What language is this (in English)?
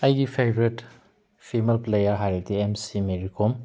Manipuri